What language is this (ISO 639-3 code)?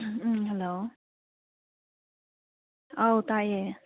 mni